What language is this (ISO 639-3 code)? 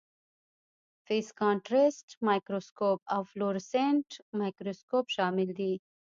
pus